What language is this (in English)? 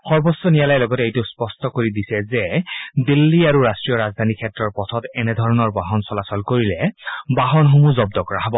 Assamese